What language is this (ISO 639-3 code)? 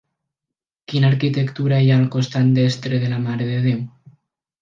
cat